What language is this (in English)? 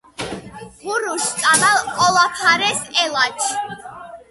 Georgian